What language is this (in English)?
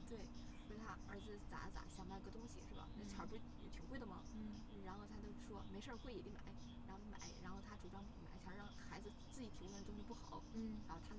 Chinese